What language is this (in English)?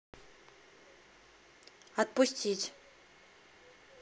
Russian